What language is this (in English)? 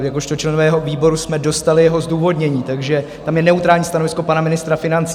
Czech